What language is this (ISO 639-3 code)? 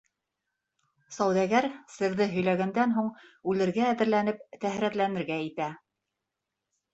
bak